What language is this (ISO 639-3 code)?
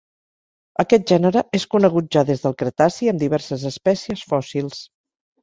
cat